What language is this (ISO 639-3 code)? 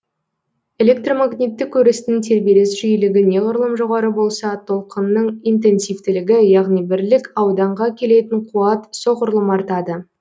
kaz